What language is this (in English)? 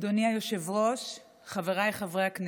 Hebrew